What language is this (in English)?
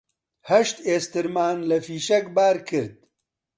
Central Kurdish